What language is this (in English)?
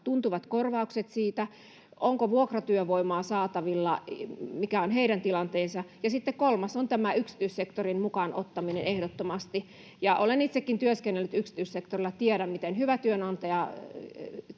Finnish